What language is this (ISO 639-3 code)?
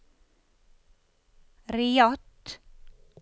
nor